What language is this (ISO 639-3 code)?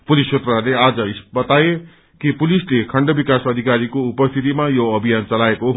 nep